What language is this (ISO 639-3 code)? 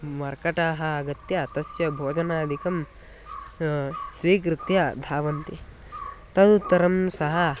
san